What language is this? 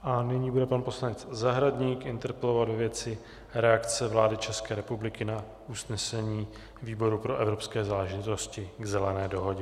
Czech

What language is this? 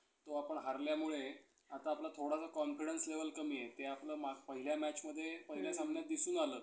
Marathi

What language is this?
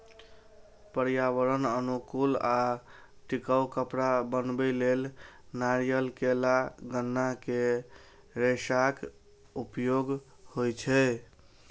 Maithili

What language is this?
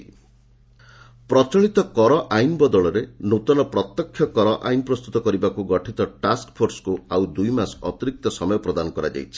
Odia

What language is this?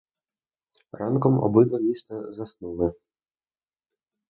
Ukrainian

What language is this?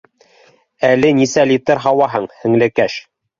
Bashkir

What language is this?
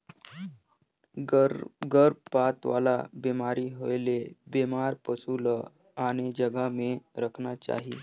Chhattisgarhi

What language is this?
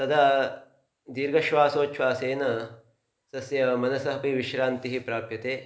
Sanskrit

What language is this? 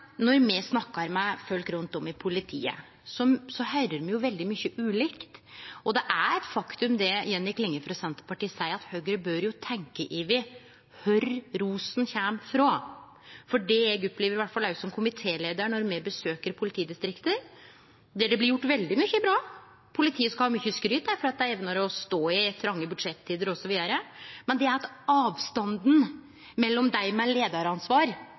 Norwegian Nynorsk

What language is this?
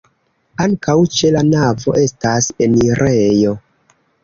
Esperanto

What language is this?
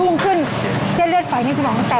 Thai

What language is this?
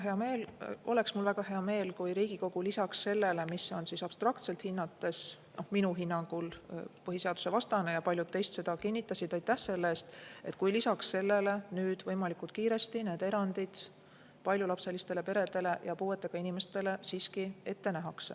Estonian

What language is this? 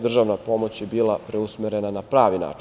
Serbian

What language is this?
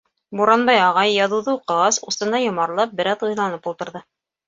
Bashkir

